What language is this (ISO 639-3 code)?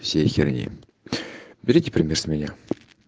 rus